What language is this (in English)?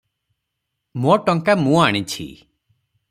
Odia